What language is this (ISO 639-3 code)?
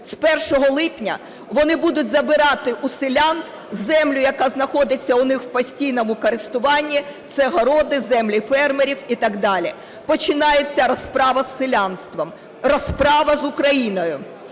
ukr